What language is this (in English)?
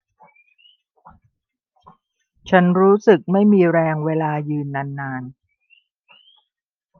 Thai